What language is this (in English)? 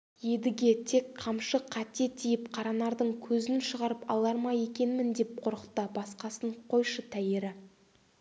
Kazakh